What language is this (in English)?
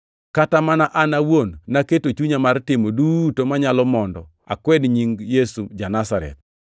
Luo (Kenya and Tanzania)